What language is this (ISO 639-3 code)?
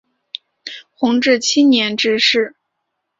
zho